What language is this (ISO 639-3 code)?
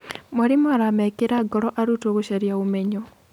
kik